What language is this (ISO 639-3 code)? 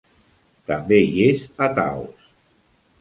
cat